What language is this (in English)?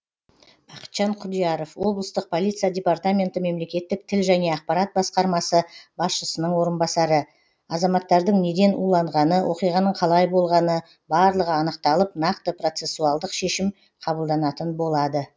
Kazakh